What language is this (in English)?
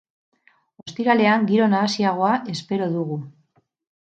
Basque